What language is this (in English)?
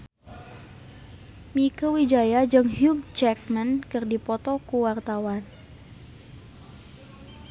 Sundanese